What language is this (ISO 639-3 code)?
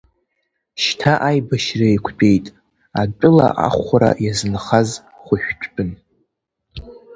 abk